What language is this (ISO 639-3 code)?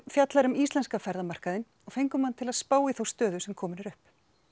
isl